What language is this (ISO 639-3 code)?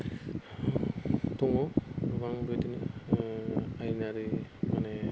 brx